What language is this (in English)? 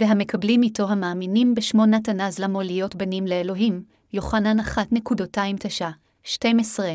Hebrew